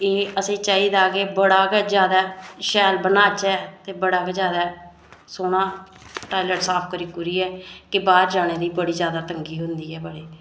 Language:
Dogri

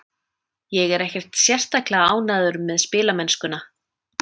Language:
Icelandic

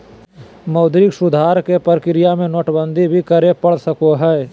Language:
Magahi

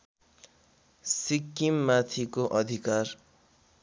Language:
Nepali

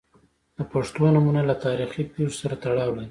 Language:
Pashto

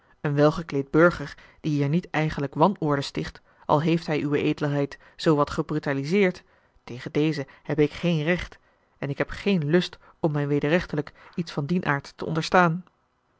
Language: Dutch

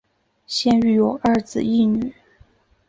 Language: Chinese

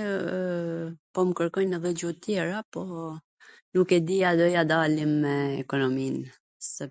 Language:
Gheg Albanian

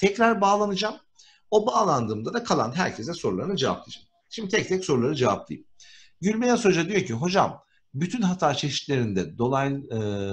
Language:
Turkish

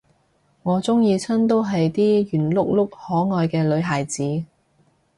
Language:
Cantonese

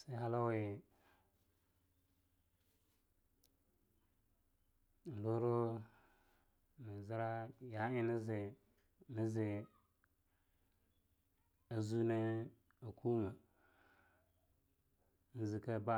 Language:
Longuda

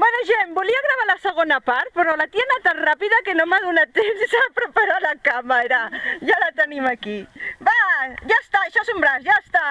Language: Spanish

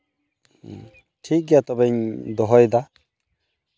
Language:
Santali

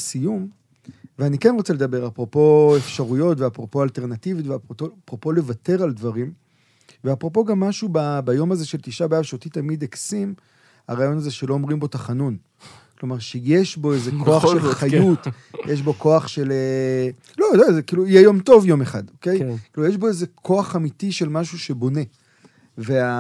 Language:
Hebrew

